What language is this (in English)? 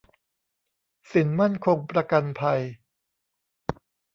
Thai